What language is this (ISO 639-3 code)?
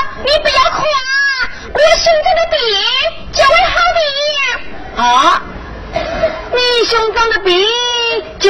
zho